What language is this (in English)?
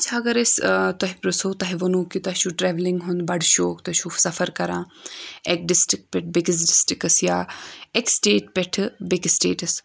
Kashmiri